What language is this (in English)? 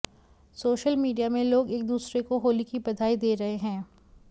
Hindi